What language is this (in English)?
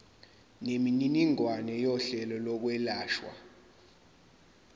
Zulu